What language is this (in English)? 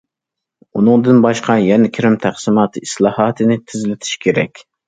Uyghur